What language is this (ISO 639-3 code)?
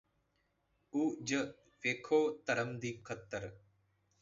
pan